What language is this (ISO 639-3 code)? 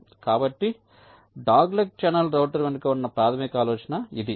tel